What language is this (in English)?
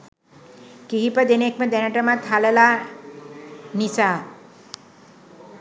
Sinhala